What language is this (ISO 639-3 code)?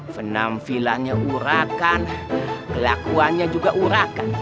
ind